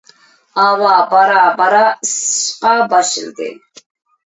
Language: Uyghur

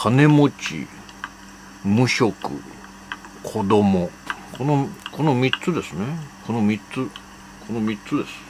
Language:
Japanese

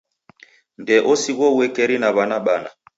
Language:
Taita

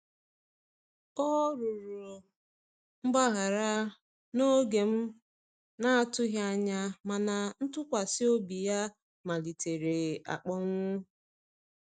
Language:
Igbo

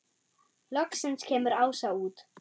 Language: Icelandic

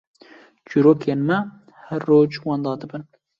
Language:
Kurdish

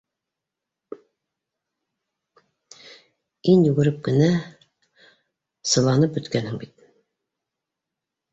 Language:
Bashkir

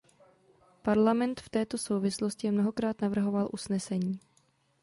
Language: Czech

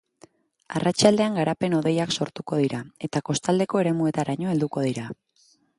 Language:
Basque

